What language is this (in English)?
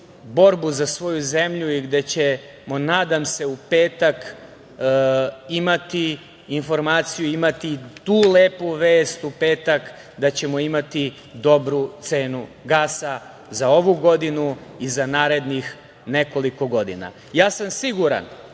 Serbian